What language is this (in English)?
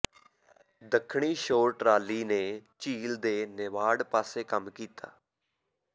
Punjabi